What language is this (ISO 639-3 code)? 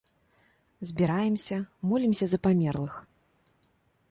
bel